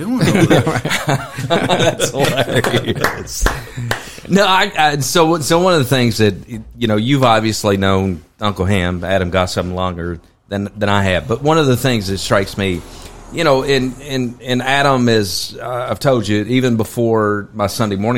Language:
English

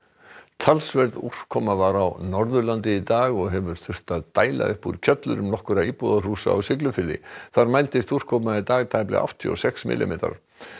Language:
Icelandic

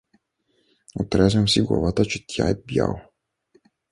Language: Bulgarian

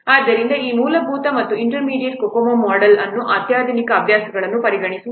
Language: Kannada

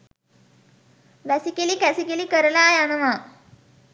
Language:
Sinhala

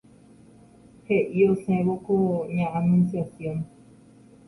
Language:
Guarani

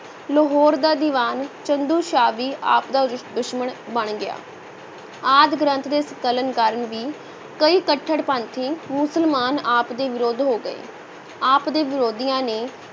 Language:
Punjabi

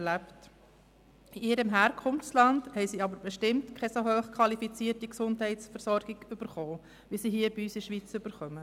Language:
Swiss German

